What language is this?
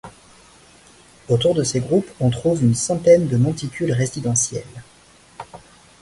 French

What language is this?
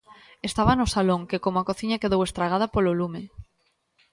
Galician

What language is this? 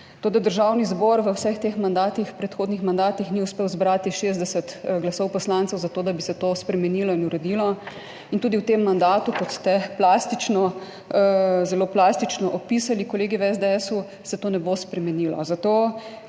Slovenian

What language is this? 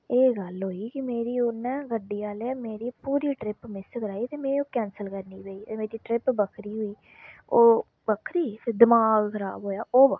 Dogri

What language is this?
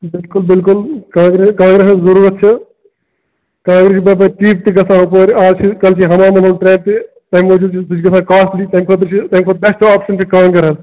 Kashmiri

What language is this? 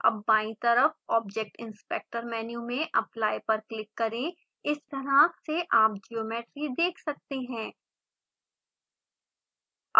Hindi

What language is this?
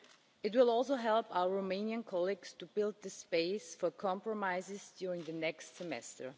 English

